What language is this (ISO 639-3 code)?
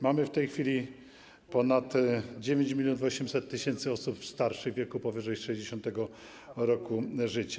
pol